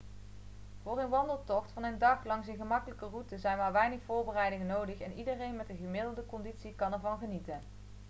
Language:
Dutch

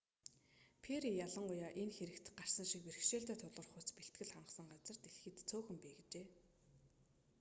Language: Mongolian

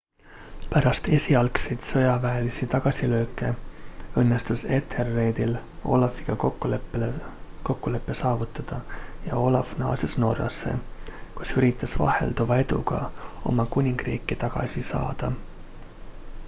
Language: Estonian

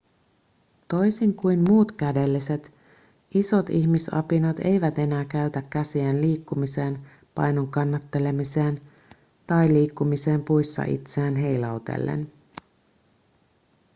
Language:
Finnish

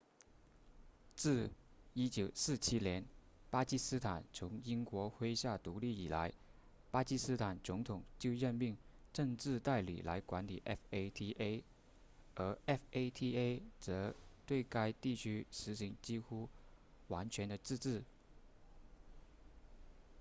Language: Chinese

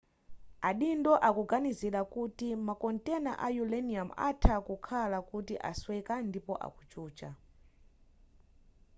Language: Nyanja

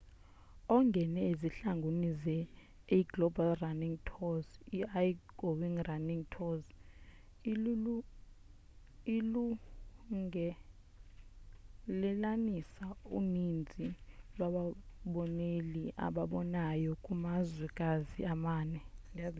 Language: Xhosa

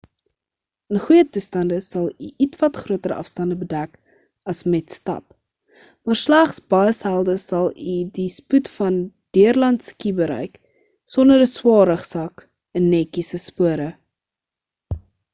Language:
Afrikaans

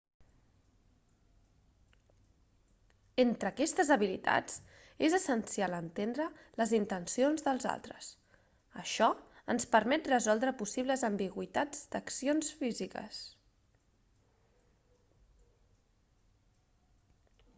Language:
Catalan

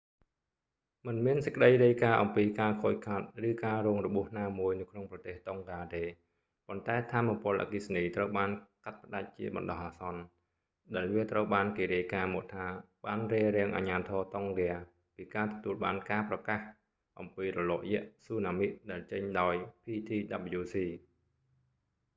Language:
Khmer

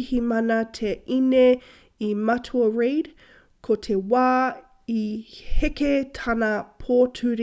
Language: Māori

